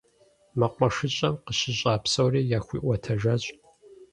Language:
Kabardian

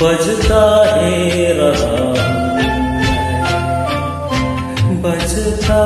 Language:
Hindi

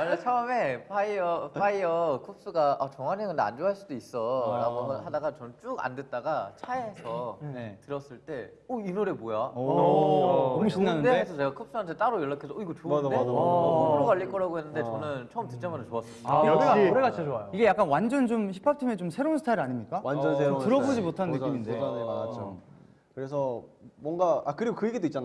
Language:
Korean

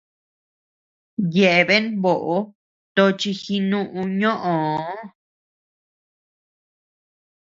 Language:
Tepeuxila Cuicatec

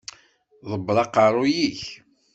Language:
Kabyle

